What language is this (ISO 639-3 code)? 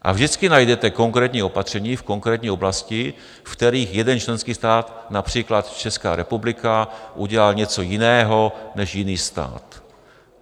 ces